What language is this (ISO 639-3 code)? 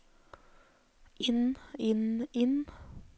nor